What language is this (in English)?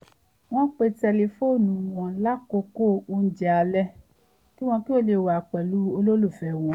Yoruba